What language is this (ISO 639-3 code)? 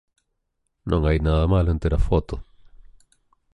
glg